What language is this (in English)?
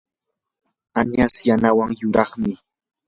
Yanahuanca Pasco Quechua